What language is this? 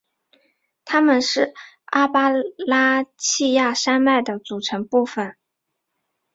Chinese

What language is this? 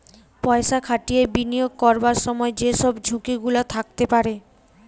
Bangla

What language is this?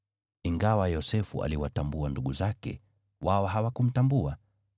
Swahili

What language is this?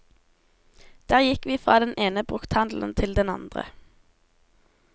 Norwegian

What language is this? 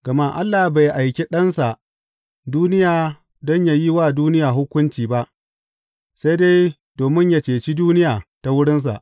Hausa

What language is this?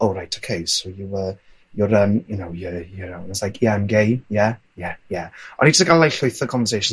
Welsh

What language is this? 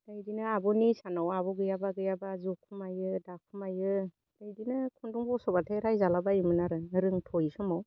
Bodo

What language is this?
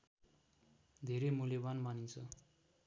Nepali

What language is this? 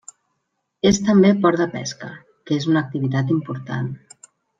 Catalan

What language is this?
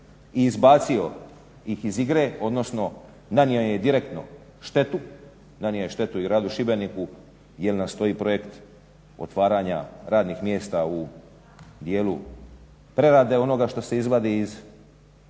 Croatian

